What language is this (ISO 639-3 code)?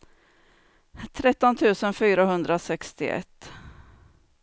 swe